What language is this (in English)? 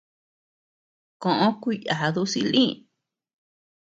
Tepeuxila Cuicatec